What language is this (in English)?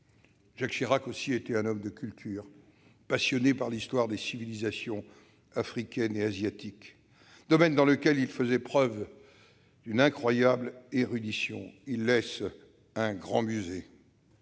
French